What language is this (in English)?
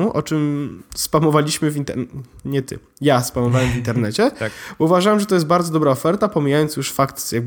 Polish